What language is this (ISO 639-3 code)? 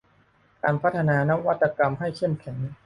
tha